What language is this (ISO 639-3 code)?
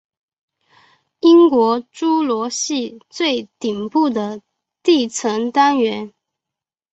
zho